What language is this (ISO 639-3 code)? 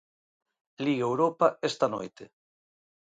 glg